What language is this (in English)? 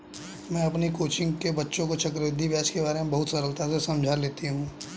Hindi